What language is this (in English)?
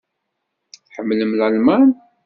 Kabyle